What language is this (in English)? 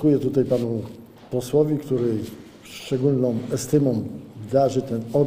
Polish